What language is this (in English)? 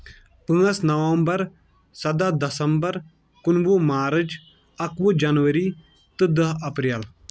Kashmiri